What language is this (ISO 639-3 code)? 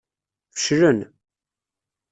kab